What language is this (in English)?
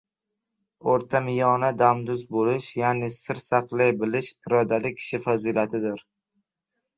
Uzbek